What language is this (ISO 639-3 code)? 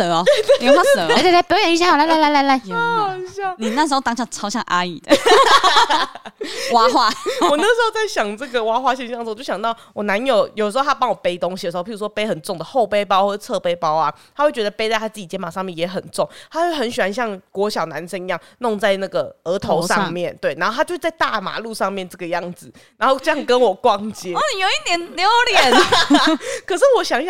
zho